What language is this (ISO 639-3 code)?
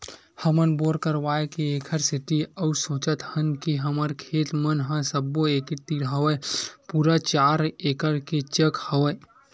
hne